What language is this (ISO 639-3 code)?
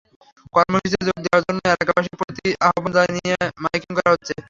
ben